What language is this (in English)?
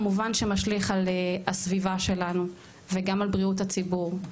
Hebrew